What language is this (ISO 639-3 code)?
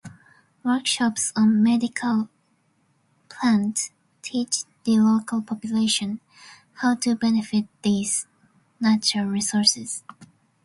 eng